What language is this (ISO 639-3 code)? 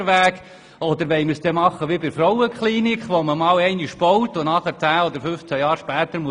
gsw